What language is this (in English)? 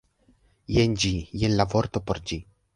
Esperanto